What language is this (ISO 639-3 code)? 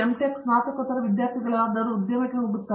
kan